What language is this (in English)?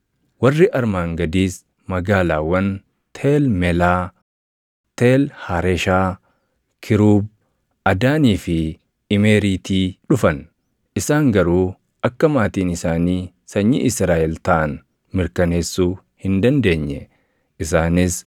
Oromo